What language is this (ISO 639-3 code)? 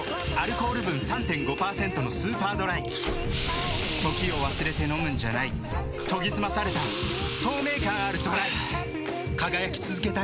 jpn